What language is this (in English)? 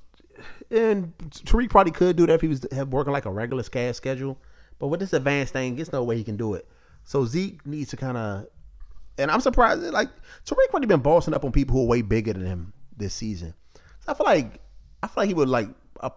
English